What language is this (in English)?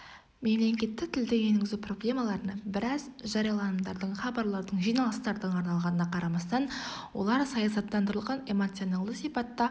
Kazakh